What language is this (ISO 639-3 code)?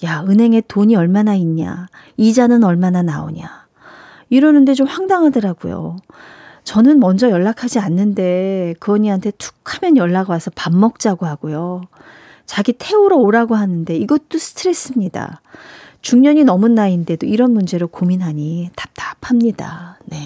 kor